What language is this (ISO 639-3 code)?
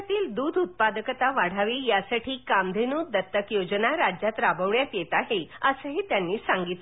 mar